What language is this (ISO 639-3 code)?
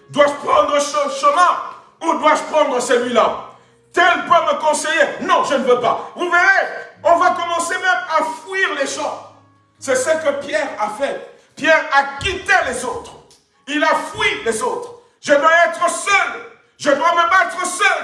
fra